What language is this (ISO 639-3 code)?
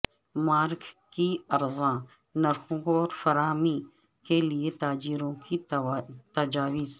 urd